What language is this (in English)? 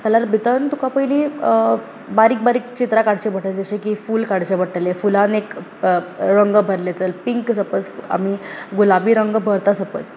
Konkani